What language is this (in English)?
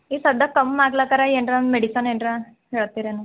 Kannada